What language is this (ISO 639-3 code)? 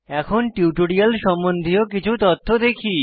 ben